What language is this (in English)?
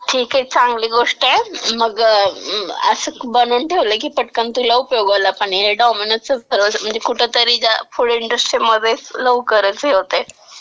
Marathi